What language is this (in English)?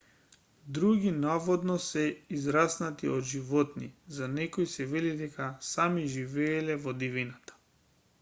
Macedonian